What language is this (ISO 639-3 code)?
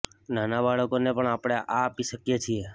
guj